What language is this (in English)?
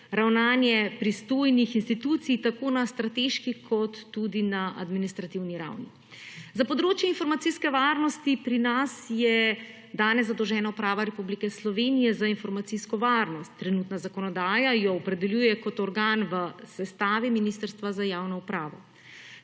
Slovenian